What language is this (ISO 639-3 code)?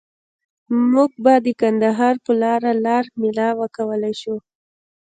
pus